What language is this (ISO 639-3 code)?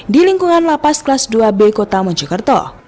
ind